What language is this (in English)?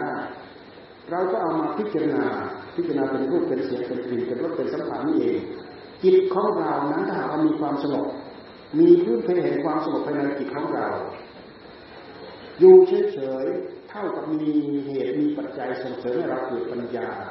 Thai